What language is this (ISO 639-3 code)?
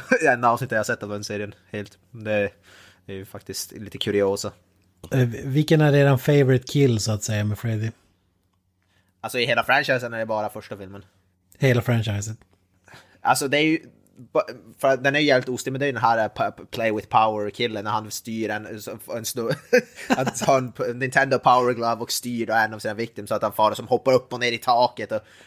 swe